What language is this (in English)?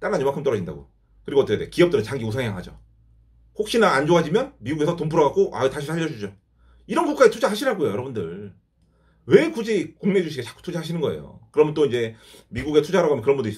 Korean